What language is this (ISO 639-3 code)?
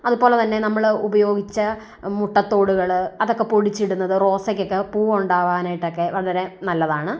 mal